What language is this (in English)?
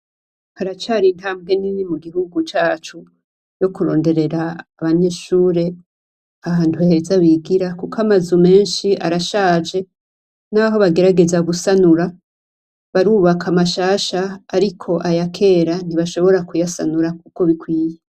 Rundi